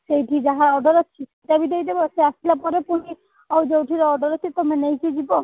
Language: Odia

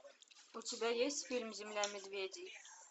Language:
Russian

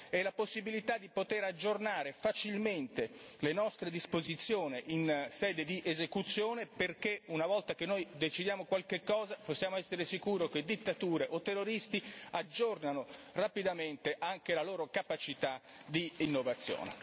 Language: Italian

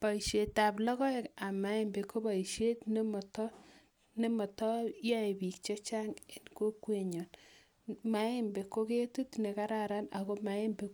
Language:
Kalenjin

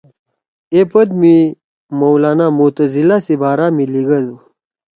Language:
Torwali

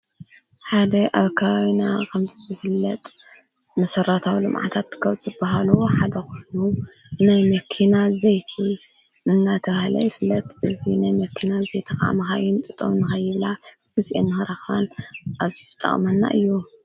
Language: Tigrinya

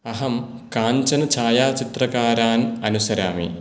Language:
Sanskrit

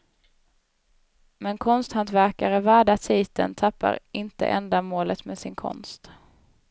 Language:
Swedish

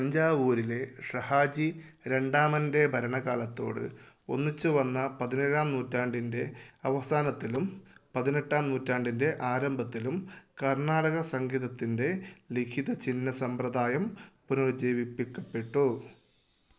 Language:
Malayalam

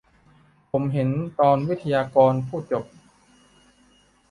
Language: Thai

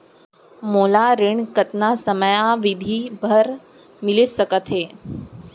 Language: Chhattisgarhi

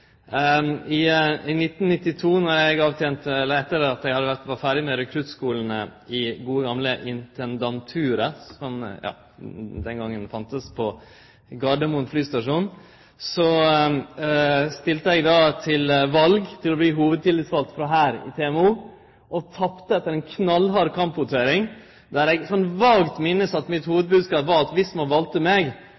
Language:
Norwegian Nynorsk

